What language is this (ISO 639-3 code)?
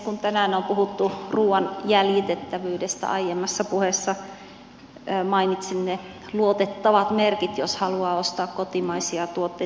fin